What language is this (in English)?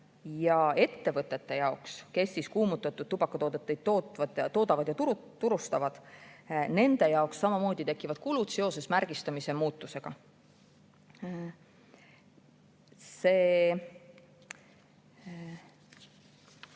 Estonian